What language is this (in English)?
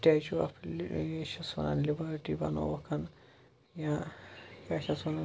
Kashmiri